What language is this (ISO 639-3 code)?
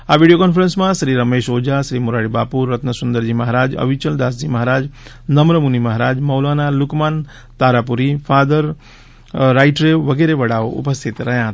guj